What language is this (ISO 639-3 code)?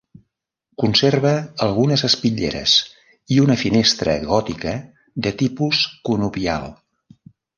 cat